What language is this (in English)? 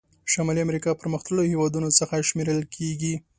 Pashto